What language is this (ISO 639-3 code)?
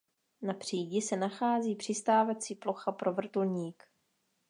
ces